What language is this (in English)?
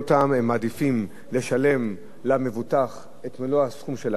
Hebrew